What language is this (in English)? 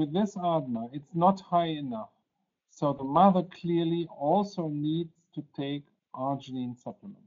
Polish